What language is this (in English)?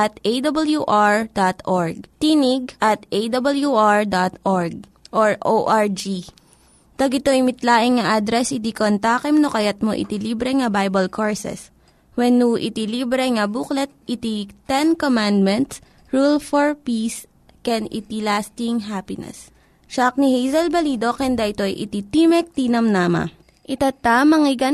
Filipino